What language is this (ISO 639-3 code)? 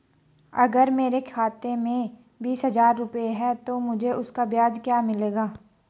hin